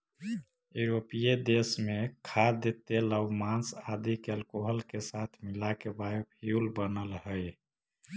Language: Magahi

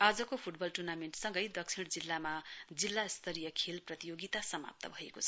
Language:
Nepali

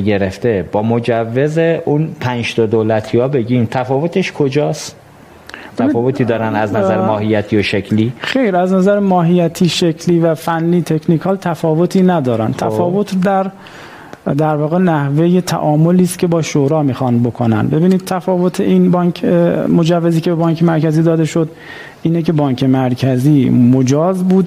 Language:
Persian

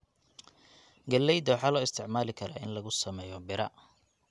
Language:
Somali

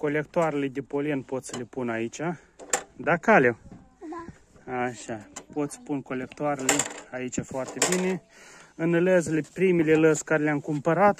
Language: Romanian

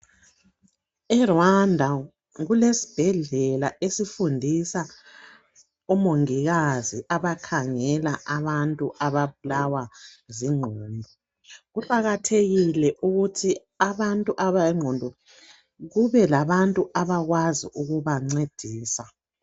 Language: North Ndebele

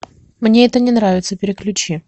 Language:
Russian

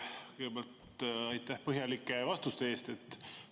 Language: Estonian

